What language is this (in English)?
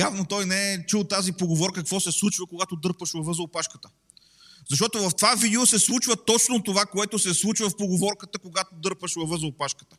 Bulgarian